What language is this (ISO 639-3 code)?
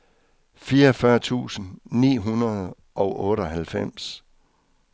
dan